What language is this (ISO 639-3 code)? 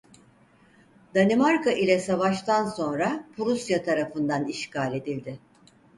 tur